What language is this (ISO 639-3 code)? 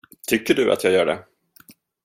swe